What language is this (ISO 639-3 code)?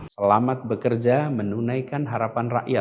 ind